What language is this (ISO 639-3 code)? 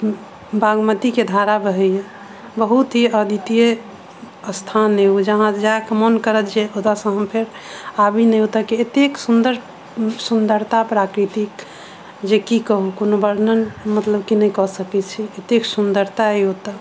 mai